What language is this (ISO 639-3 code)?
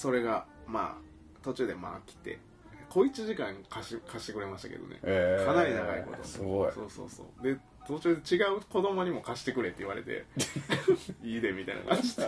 jpn